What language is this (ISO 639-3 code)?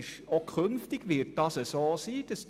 gsw